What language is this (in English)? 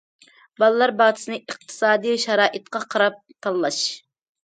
Uyghur